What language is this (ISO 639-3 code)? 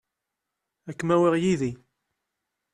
kab